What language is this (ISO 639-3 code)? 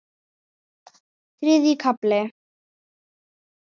isl